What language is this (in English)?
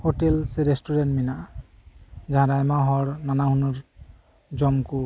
Santali